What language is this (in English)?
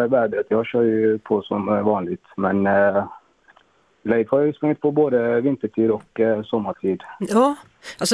Swedish